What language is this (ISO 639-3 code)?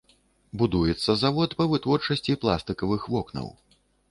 bel